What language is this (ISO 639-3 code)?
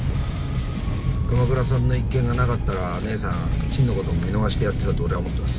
jpn